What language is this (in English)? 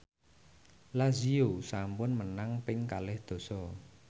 Javanese